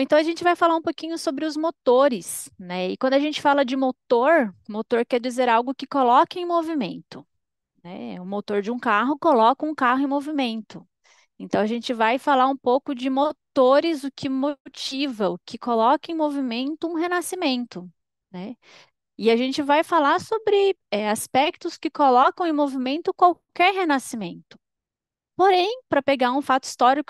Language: Portuguese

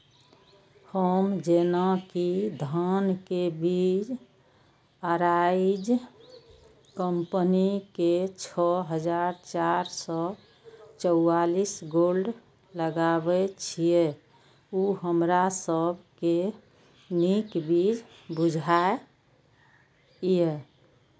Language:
Maithili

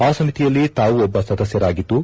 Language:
Kannada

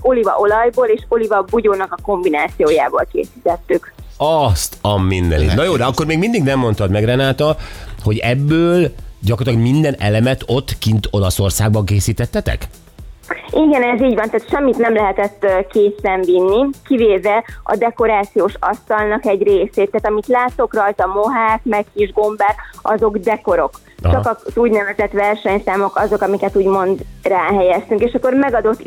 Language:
Hungarian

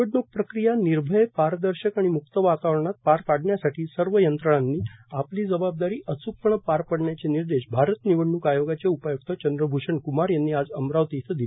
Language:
Marathi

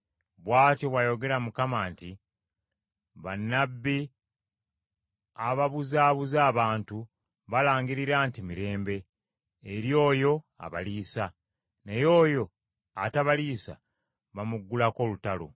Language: Ganda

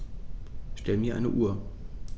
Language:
German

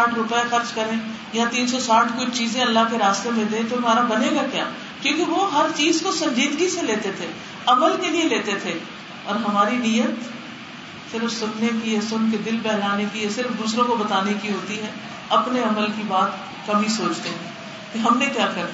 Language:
Urdu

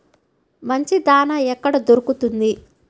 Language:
Telugu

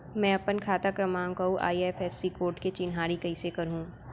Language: Chhattisgarhi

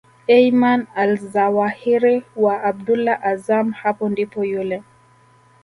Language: Swahili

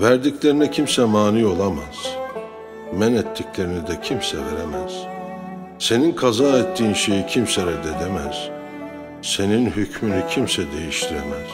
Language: Turkish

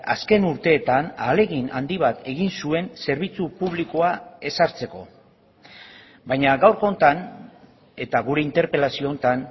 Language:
Basque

